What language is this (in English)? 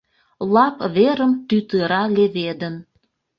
Mari